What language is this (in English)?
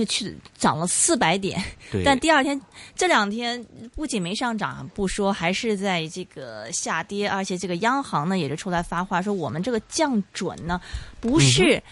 Chinese